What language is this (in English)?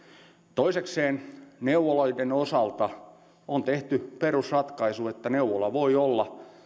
Finnish